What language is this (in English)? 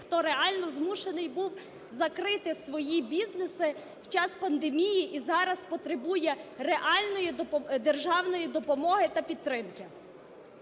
Ukrainian